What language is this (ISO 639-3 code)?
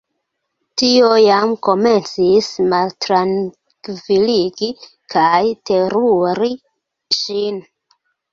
epo